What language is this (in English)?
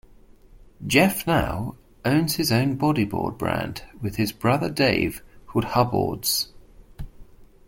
English